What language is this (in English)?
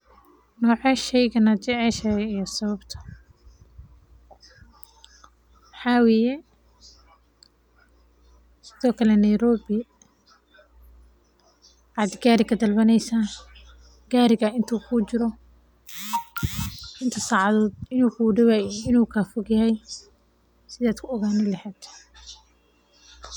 Somali